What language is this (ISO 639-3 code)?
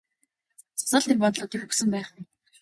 mon